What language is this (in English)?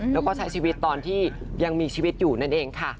Thai